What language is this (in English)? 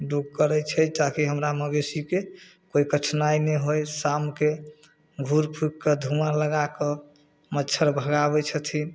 Maithili